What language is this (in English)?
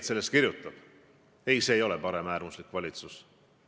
Estonian